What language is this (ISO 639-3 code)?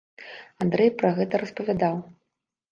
bel